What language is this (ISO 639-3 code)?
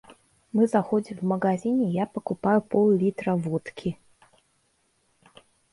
rus